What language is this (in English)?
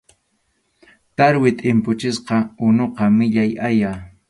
Arequipa-La Unión Quechua